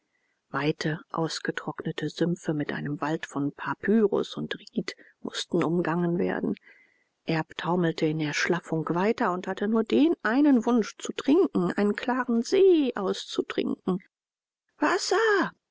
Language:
German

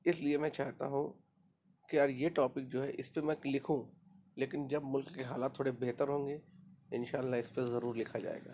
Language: Urdu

